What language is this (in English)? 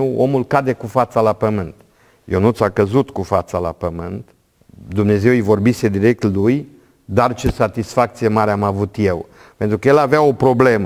Romanian